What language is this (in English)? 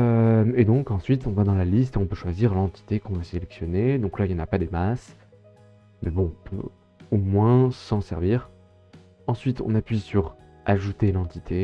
French